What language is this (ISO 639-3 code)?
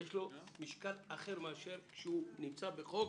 heb